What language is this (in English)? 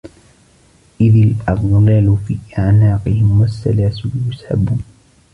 Arabic